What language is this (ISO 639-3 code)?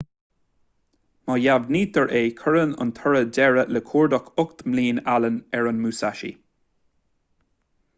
gle